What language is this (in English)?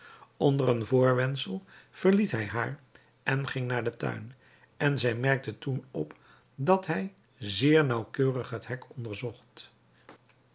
Dutch